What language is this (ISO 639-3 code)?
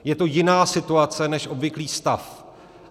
ces